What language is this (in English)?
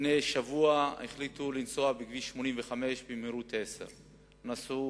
Hebrew